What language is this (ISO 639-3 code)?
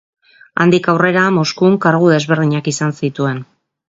eus